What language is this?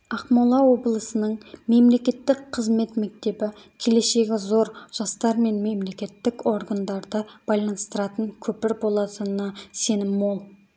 Kazakh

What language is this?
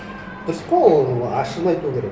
Kazakh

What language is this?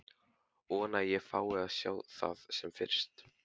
Icelandic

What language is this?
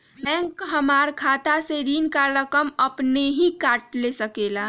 Magahi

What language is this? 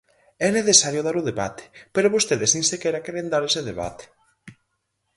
Galician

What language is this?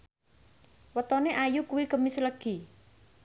Javanese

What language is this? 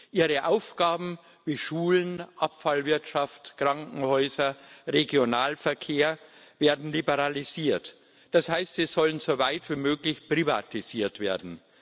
German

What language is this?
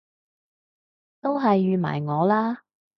Cantonese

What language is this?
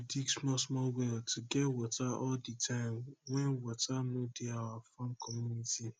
Nigerian Pidgin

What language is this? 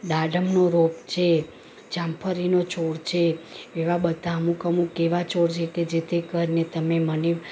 Gujarati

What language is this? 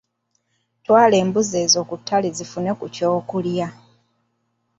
Ganda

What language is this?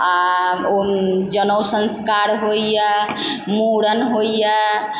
Maithili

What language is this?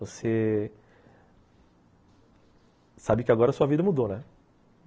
Portuguese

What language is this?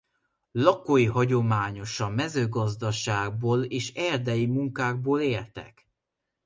Hungarian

